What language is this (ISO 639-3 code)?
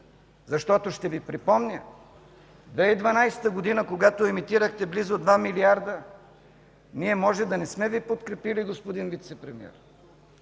bul